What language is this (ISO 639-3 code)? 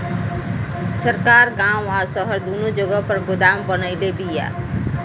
bho